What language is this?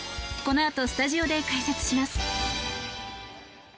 Japanese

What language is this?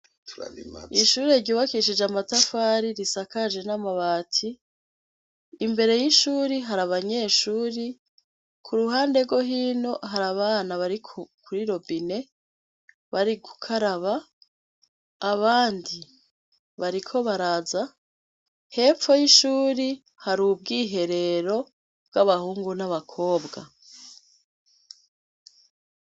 Rundi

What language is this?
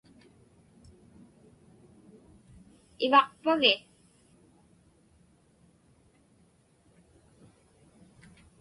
Inupiaq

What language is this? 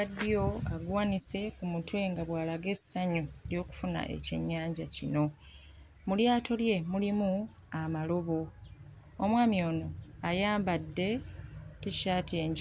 Ganda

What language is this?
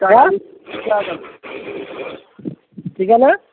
Bangla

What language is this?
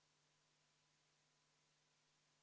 Estonian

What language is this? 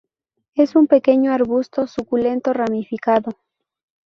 Spanish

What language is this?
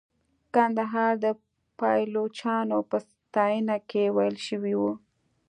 Pashto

